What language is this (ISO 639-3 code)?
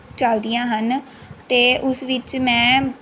pan